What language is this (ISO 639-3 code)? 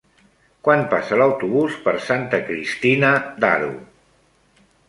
cat